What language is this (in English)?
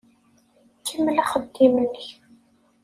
Kabyle